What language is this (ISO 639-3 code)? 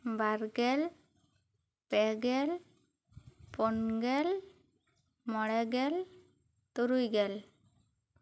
sat